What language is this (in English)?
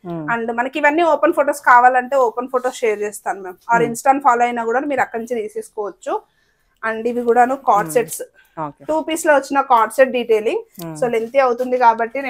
Telugu